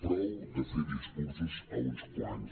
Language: Catalan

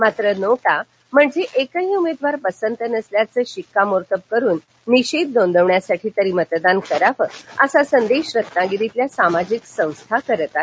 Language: Marathi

